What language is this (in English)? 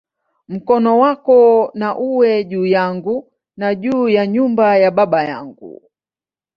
Swahili